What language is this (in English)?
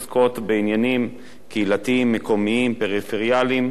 Hebrew